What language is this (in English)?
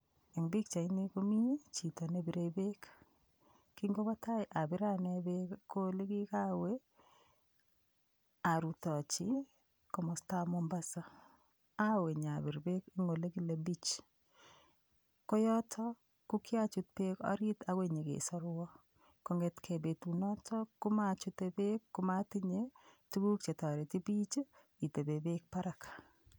Kalenjin